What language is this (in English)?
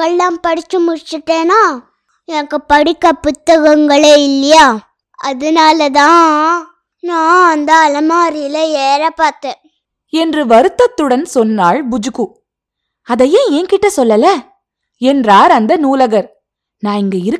Tamil